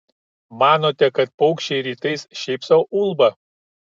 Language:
Lithuanian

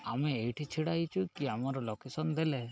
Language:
Odia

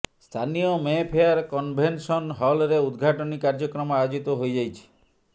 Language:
Odia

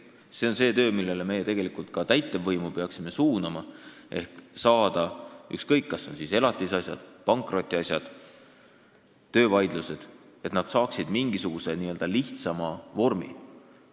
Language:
Estonian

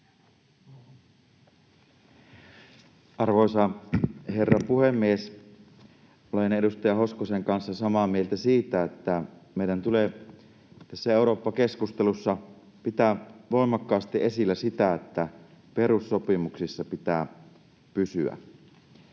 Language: Finnish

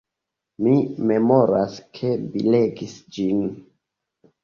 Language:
Esperanto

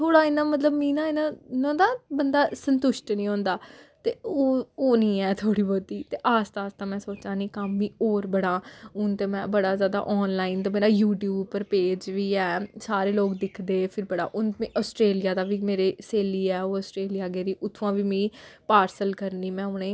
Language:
Dogri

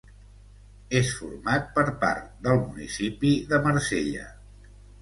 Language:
Catalan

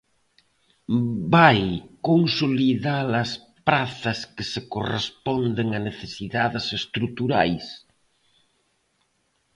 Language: Galician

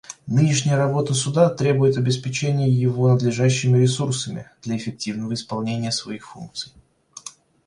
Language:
Russian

